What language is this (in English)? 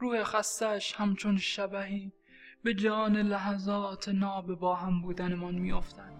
Persian